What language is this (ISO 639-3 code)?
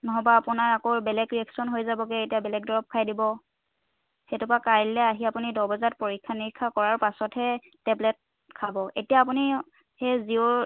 asm